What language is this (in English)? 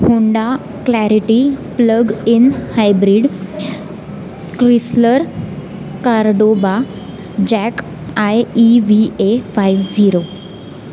Marathi